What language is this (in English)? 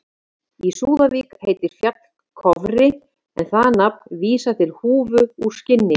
Icelandic